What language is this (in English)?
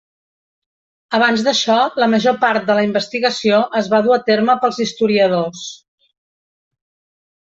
Catalan